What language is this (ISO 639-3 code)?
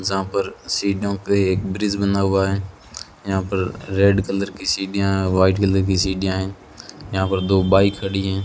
hin